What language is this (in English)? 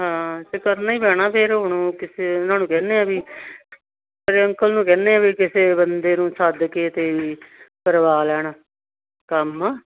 Punjabi